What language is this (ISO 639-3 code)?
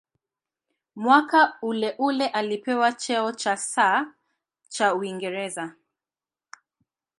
swa